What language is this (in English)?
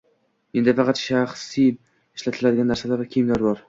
Uzbek